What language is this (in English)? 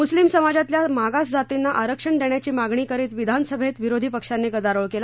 Marathi